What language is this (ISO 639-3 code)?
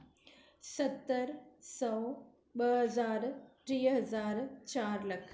snd